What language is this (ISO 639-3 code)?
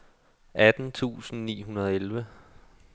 dan